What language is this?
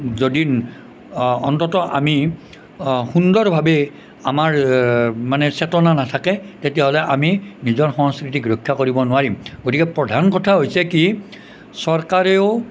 Assamese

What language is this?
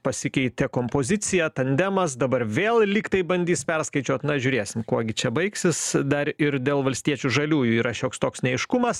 Lithuanian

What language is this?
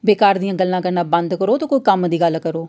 Dogri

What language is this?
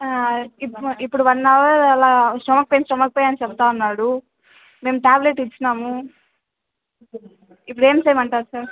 Telugu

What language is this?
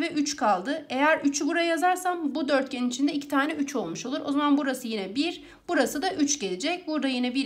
Turkish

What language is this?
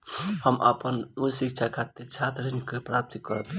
Bhojpuri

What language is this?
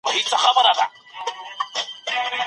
Pashto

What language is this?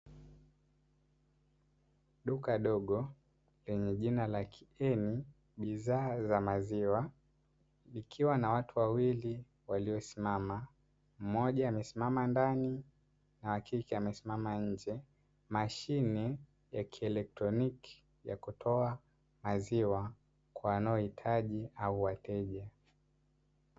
Swahili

